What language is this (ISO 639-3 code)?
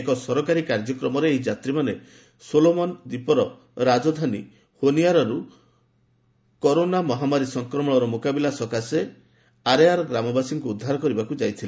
ori